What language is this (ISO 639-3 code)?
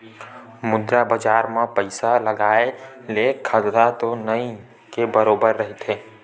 hne